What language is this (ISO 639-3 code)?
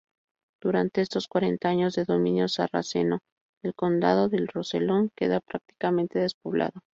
spa